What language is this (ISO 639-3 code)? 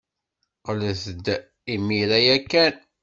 kab